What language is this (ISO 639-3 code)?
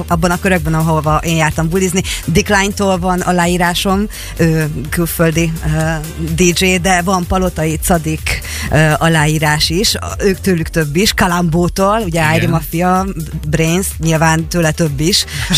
hun